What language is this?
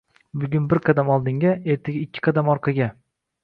Uzbek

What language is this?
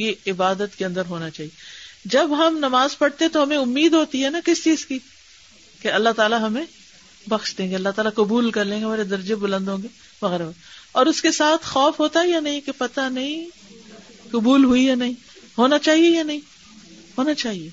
Urdu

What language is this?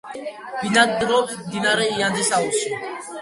Georgian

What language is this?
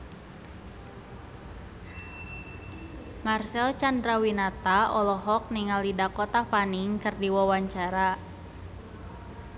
Sundanese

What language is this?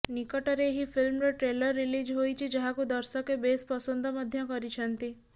Odia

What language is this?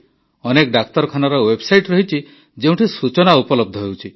Odia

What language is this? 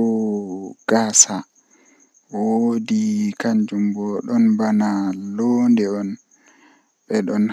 Western Niger Fulfulde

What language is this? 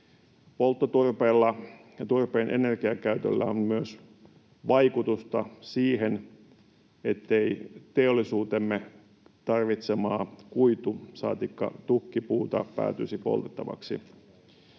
Finnish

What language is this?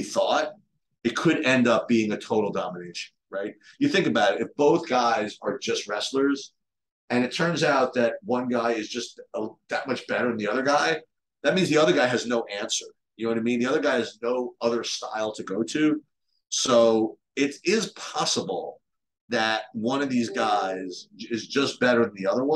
English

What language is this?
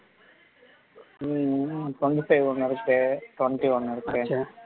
Tamil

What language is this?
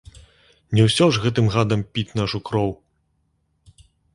Belarusian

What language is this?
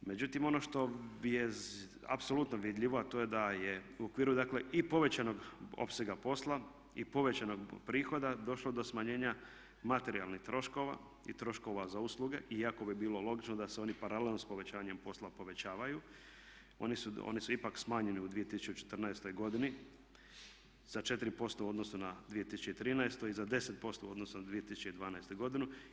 Croatian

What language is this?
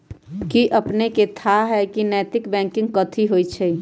Magahi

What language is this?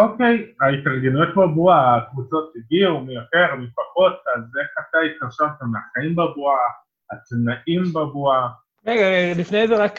Hebrew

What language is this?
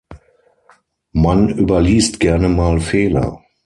German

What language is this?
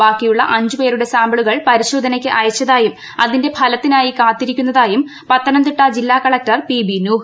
Malayalam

